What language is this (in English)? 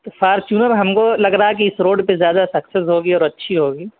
Urdu